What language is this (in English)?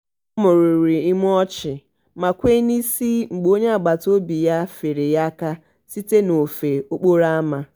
Igbo